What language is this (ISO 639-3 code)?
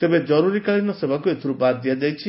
ori